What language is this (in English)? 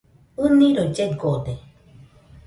Nüpode Huitoto